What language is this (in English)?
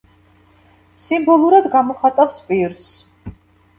Georgian